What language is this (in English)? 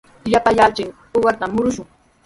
Sihuas Ancash Quechua